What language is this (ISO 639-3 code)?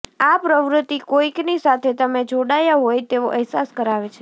guj